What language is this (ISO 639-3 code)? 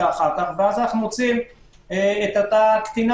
heb